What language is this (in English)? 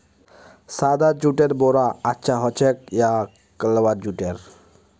Magahi